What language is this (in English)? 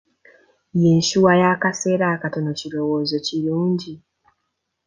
Ganda